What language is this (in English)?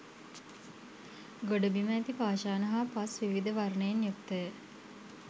Sinhala